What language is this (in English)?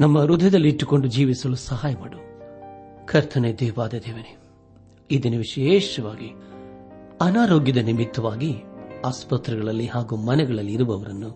Kannada